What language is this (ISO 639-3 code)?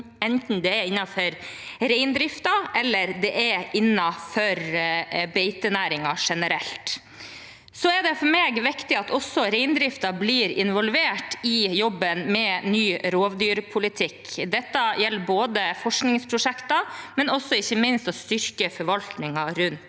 nor